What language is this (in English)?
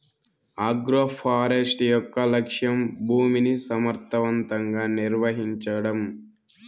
Telugu